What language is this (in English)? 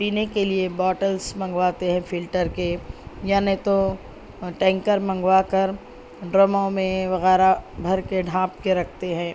Urdu